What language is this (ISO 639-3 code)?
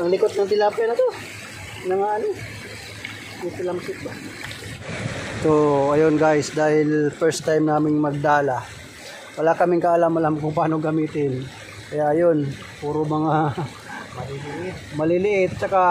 fil